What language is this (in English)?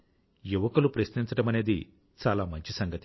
Telugu